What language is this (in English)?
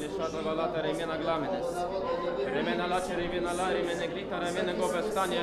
Ukrainian